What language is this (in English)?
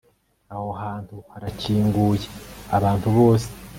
Kinyarwanda